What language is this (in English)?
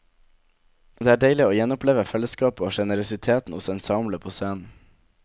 Norwegian